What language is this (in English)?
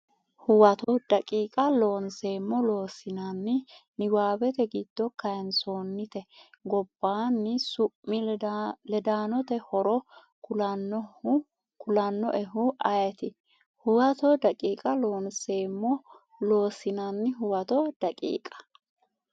Sidamo